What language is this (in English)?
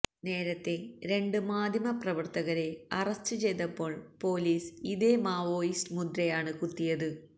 Malayalam